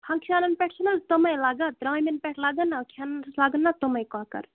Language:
Kashmiri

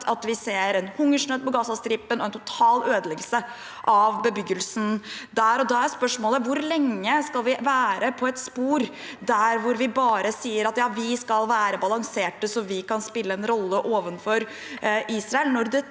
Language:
Norwegian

